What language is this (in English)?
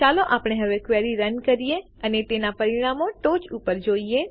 Gujarati